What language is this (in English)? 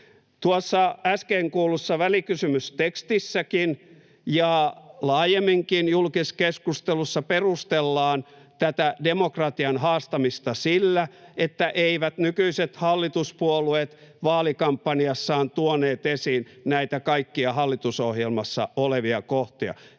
Finnish